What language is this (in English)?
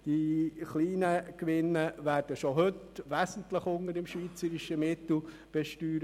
Swiss German